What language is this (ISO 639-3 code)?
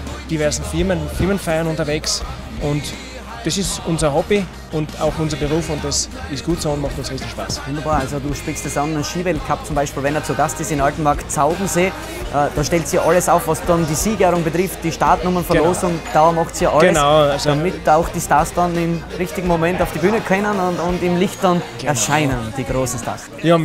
deu